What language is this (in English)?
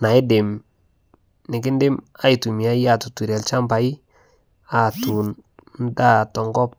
Masai